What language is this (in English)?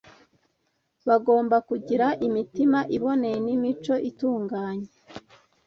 Kinyarwanda